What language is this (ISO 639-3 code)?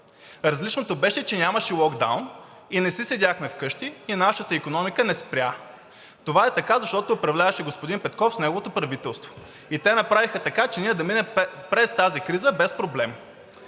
bul